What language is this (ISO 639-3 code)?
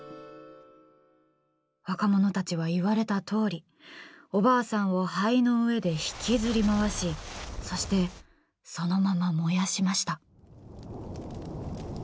jpn